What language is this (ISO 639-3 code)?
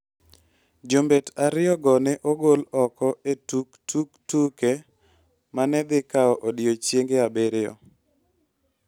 luo